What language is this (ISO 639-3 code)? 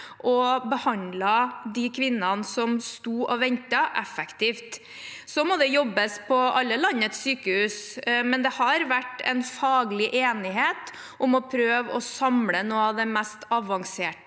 nor